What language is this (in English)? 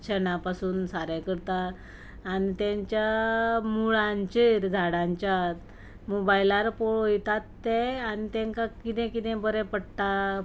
Konkani